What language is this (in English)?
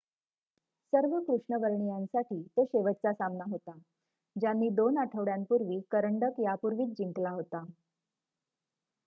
Marathi